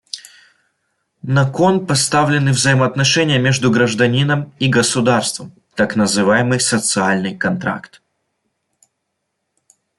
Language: Russian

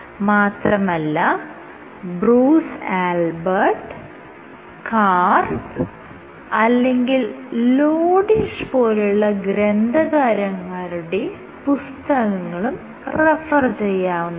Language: Malayalam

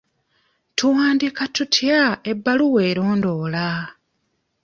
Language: Ganda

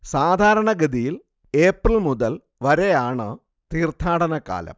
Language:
Malayalam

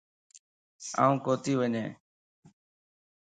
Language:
Lasi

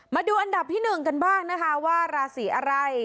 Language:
Thai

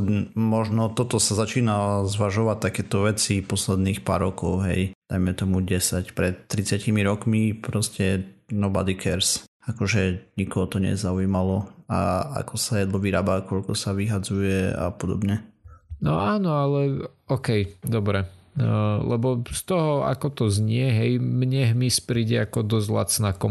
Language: Slovak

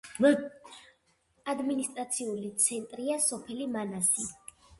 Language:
Georgian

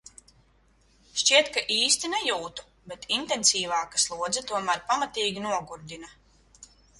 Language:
Latvian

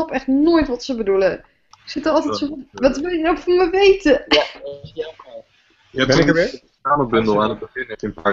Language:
Dutch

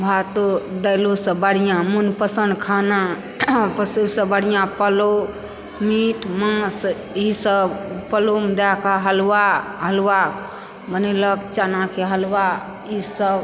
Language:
Maithili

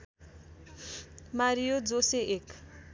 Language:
Nepali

